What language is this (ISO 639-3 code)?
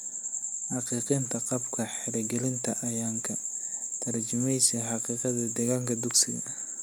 som